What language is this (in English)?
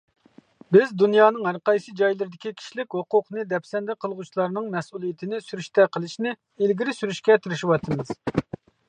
Uyghur